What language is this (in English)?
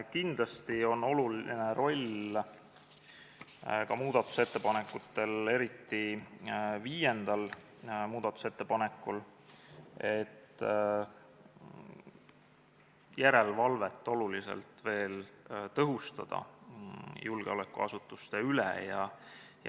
Estonian